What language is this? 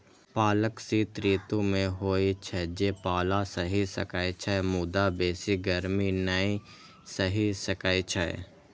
Maithili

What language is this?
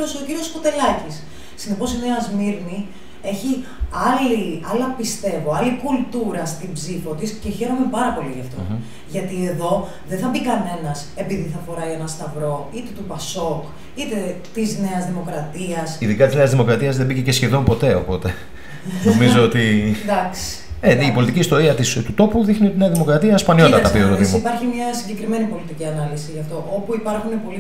Greek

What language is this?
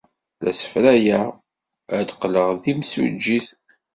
Kabyle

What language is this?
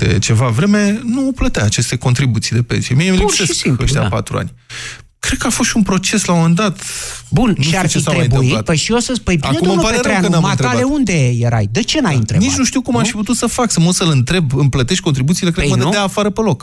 Romanian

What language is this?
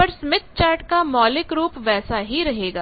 Hindi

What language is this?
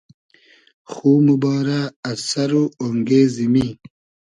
Hazaragi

